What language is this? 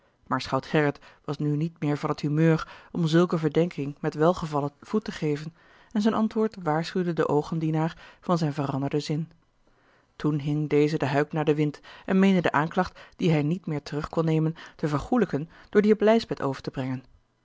Dutch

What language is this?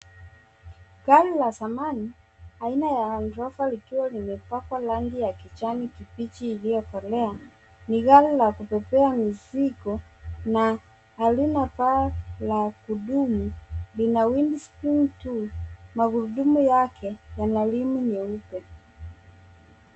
Swahili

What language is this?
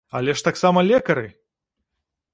Belarusian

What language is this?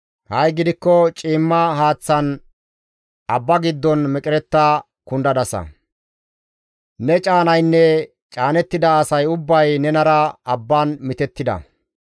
Gamo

